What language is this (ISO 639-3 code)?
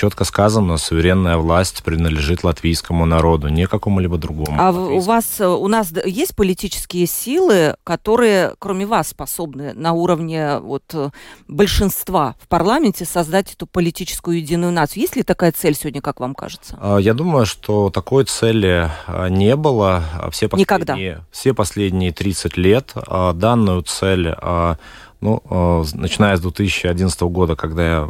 rus